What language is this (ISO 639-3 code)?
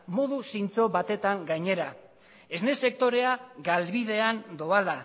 eus